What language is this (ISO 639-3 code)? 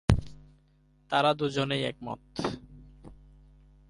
ben